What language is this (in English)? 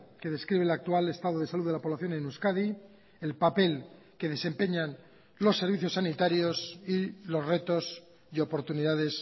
Spanish